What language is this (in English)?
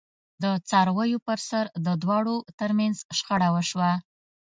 Pashto